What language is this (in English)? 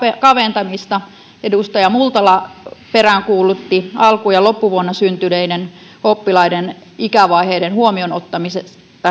Finnish